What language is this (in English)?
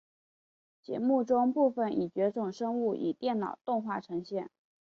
Chinese